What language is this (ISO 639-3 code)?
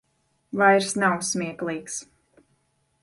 lav